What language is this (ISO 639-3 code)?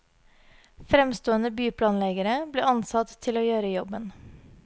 nor